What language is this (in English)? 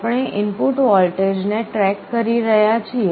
Gujarati